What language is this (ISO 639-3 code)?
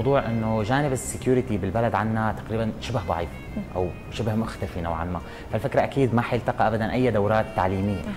ara